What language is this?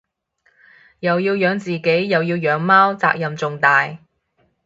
Cantonese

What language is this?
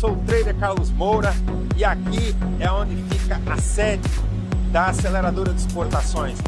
Portuguese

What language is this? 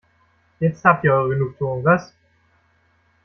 German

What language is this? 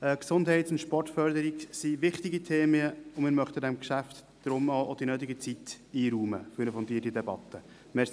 Swiss German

